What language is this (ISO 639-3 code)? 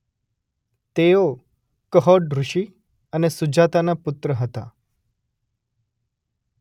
guj